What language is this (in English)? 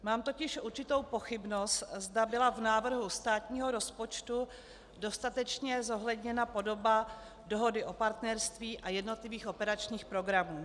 Czech